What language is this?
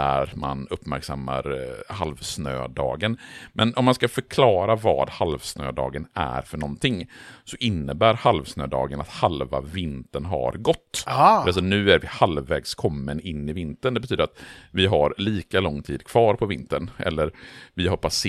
Swedish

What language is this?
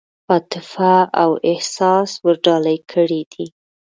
Pashto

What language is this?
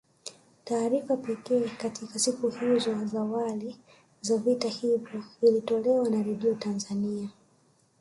Swahili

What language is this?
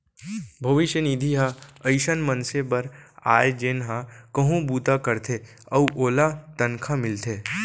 Chhattisgarhi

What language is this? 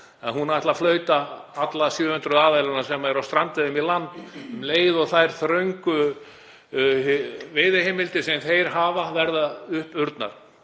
Icelandic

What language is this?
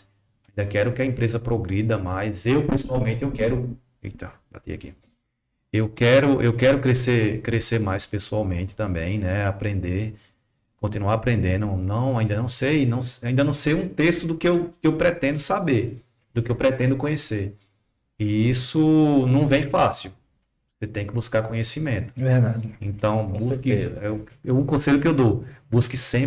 Portuguese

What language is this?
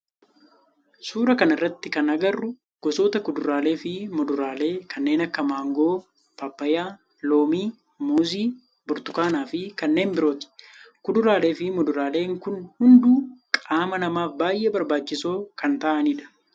Oromo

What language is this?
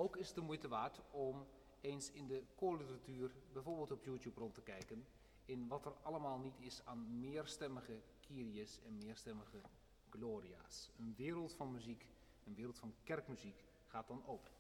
Dutch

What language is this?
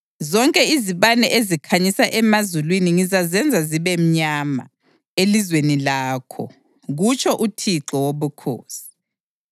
North Ndebele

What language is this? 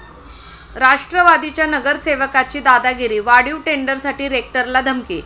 Marathi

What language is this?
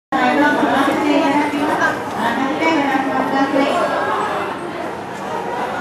Japanese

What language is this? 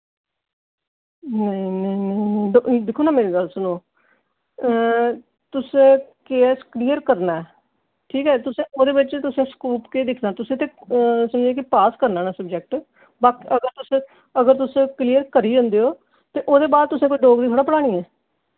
Dogri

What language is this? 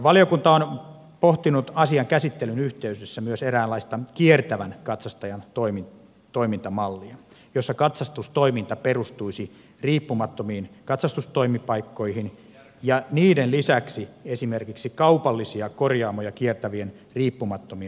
Finnish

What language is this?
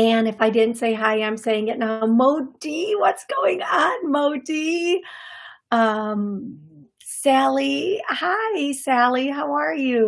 English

